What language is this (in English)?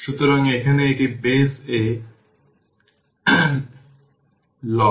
Bangla